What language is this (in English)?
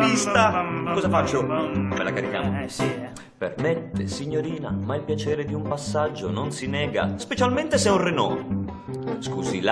Italian